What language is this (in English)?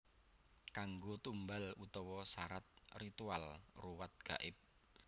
Javanese